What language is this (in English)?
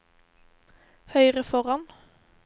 Norwegian